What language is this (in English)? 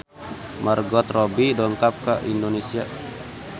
Sundanese